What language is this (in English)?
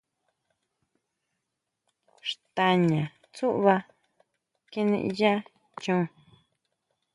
Huautla Mazatec